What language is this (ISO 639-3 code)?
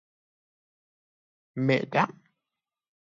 fas